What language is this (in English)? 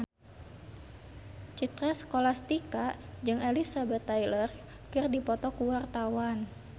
Sundanese